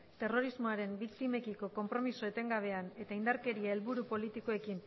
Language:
Basque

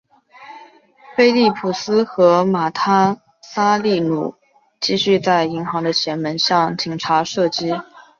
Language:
Chinese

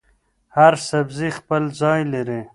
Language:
Pashto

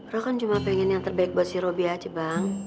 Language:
Indonesian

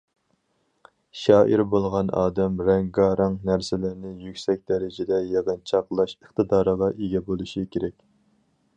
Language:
Uyghur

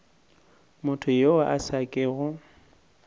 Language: Northern Sotho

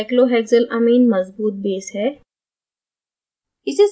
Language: Hindi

